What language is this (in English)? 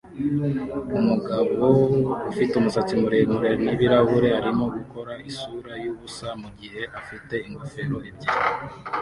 Kinyarwanda